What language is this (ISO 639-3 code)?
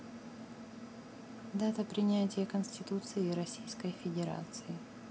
rus